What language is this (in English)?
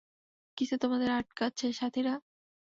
Bangla